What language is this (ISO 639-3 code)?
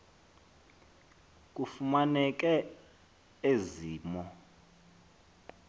xho